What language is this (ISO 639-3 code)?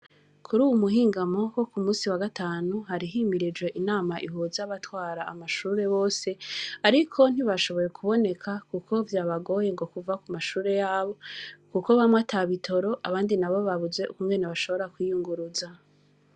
run